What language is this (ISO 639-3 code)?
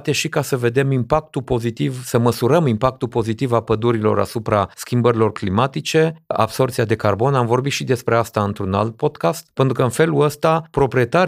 ron